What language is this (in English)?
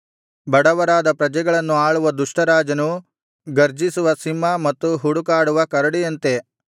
Kannada